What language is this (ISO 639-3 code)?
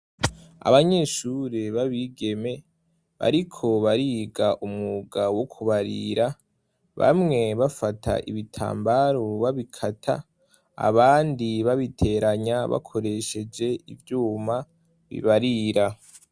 run